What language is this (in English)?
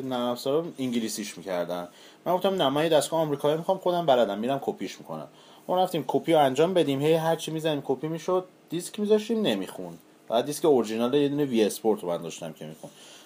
Persian